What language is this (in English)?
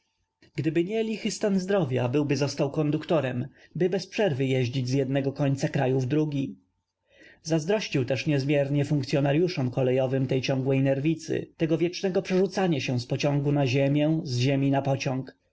Polish